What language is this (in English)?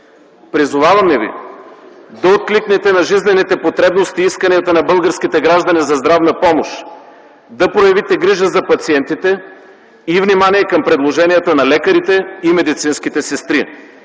Bulgarian